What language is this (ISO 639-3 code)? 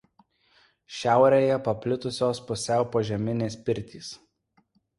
lit